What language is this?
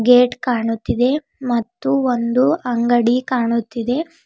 Kannada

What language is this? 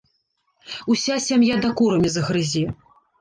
Belarusian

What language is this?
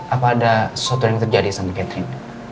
Indonesian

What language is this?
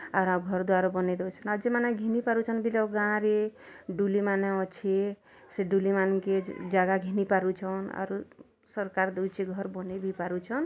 Odia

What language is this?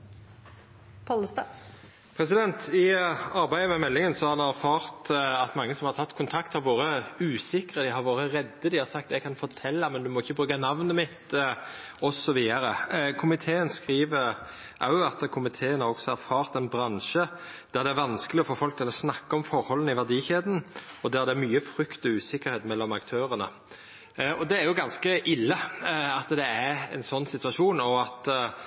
Norwegian Nynorsk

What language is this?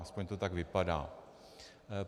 Czech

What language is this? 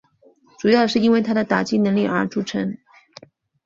Chinese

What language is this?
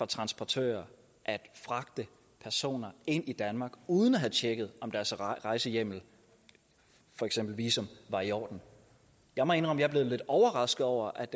Danish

